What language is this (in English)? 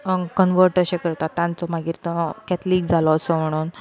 Konkani